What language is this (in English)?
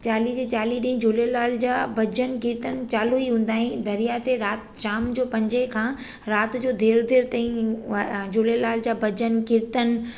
Sindhi